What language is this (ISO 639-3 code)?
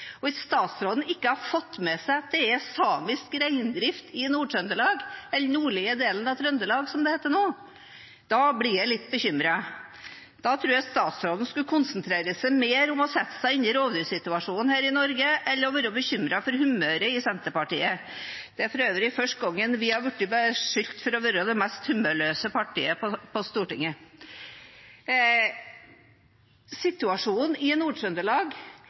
nob